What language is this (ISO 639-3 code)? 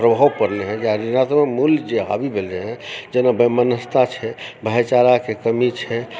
mai